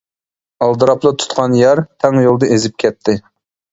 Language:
Uyghur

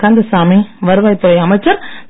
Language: Tamil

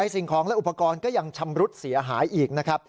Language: Thai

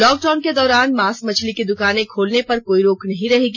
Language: Hindi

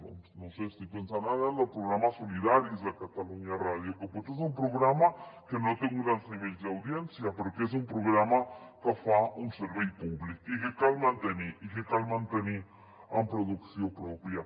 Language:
Catalan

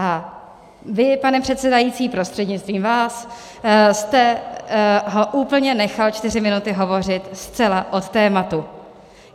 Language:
Czech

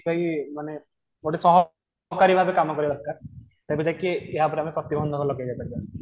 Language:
Odia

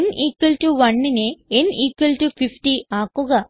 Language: Malayalam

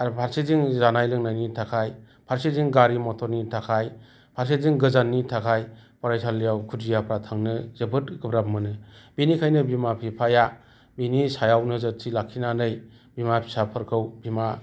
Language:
Bodo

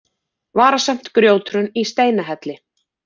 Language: Icelandic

